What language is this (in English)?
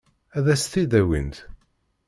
Kabyle